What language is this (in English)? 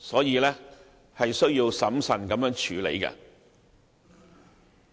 Cantonese